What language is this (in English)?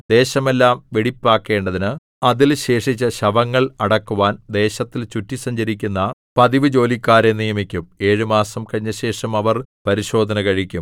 Malayalam